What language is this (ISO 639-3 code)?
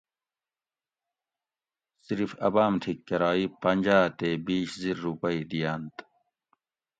gwc